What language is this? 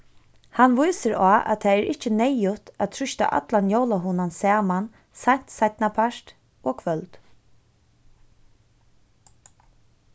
Faroese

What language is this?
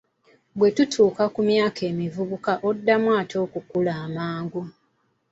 Ganda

